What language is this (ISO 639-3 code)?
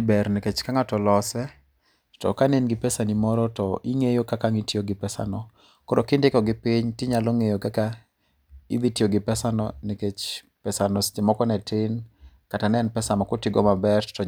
luo